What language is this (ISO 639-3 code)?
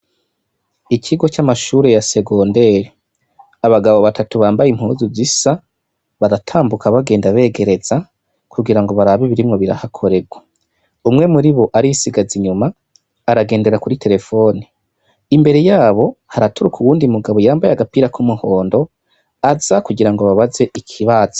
run